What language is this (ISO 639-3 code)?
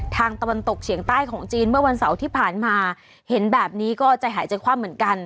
tha